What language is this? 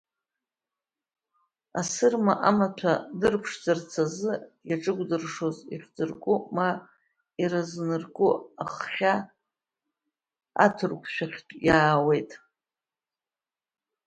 Abkhazian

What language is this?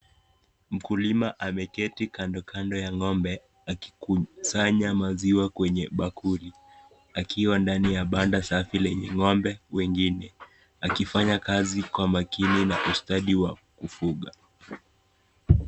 Swahili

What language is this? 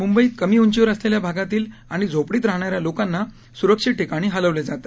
Marathi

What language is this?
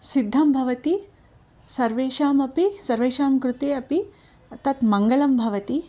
Sanskrit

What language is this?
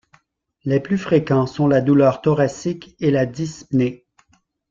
French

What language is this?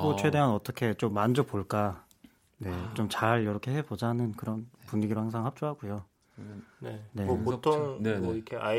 Korean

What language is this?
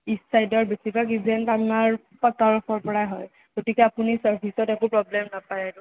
Assamese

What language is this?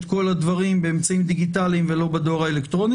Hebrew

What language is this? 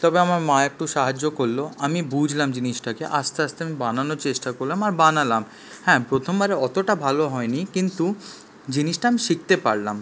Bangla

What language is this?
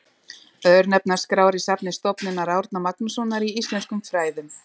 Icelandic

